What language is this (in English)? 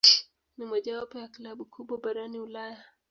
Swahili